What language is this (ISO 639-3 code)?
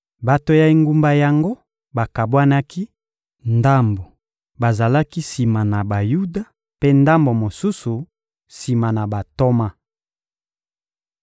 lin